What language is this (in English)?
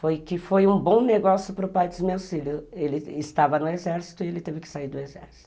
Portuguese